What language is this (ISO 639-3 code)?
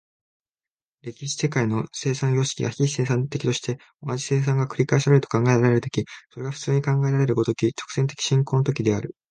jpn